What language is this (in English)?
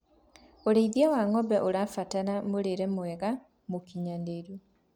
Kikuyu